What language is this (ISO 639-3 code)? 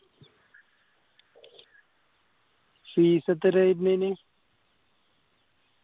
mal